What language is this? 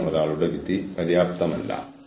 Malayalam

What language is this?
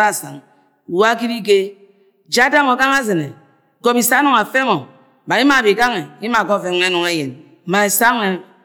Agwagwune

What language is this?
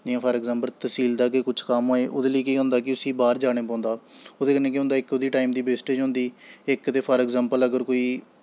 Dogri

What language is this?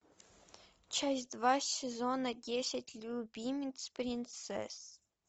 Russian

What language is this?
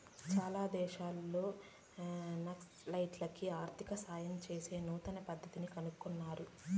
Telugu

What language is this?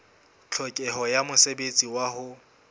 Southern Sotho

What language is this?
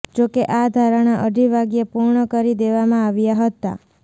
Gujarati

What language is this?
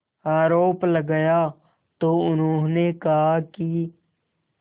Hindi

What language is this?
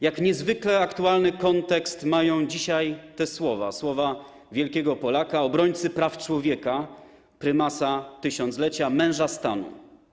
Polish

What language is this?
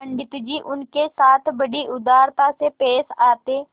Hindi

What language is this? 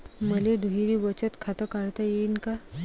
Marathi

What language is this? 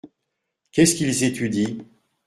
French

